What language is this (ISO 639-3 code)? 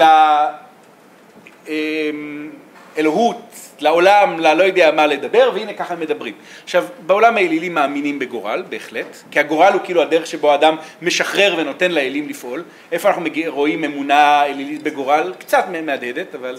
heb